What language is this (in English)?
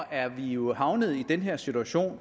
Danish